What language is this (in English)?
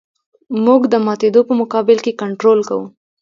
Pashto